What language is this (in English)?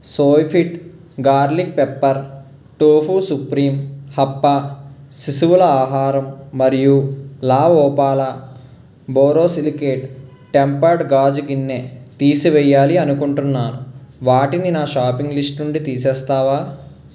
Telugu